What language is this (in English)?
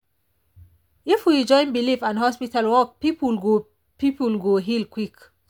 Nigerian Pidgin